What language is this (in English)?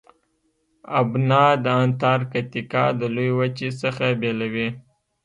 Pashto